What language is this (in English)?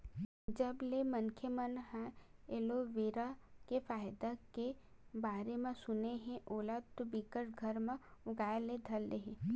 Chhattisgarhi